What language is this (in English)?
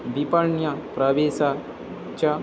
Sanskrit